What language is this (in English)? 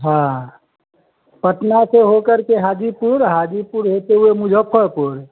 Hindi